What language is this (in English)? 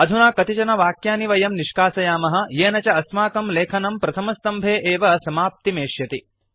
Sanskrit